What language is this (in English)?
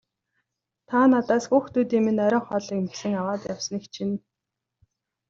Mongolian